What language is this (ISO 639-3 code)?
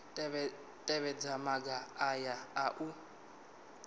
ven